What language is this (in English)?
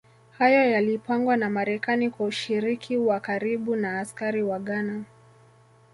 Swahili